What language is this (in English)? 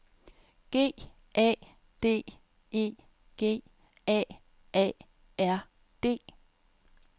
Danish